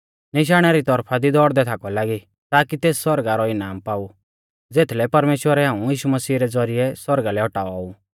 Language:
Mahasu Pahari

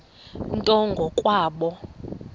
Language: Xhosa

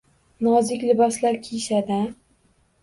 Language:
Uzbek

